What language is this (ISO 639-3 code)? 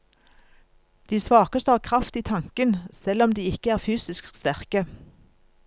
nor